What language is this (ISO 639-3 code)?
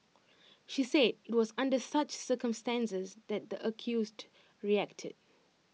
eng